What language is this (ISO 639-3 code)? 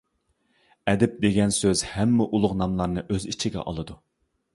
uig